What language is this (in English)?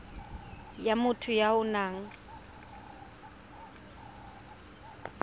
Tswana